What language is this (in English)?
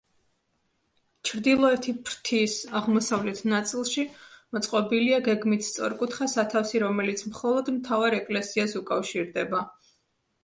Georgian